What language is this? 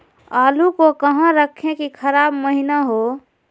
Magahi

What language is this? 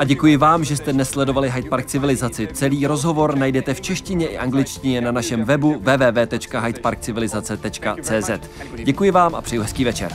Czech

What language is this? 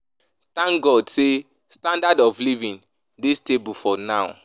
Nigerian Pidgin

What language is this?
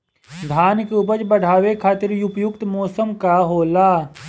Bhojpuri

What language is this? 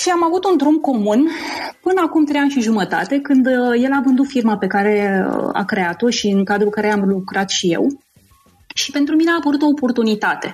Romanian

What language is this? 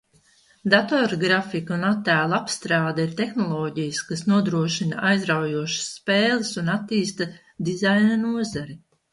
Latvian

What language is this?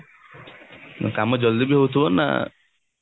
Odia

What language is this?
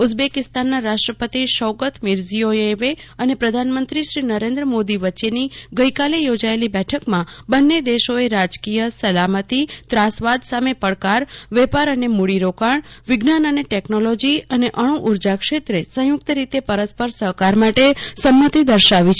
Gujarati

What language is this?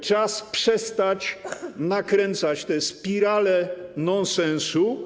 Polish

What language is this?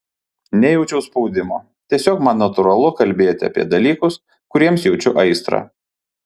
Lithuanian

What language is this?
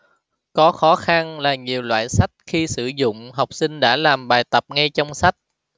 Vietnamese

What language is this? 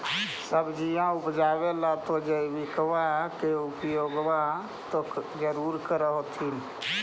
Magahi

